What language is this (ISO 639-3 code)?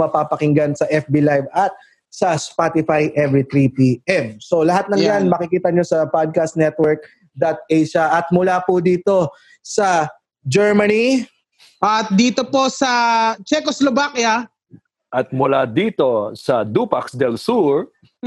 fil